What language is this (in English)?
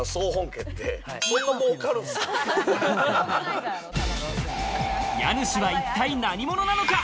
Japanese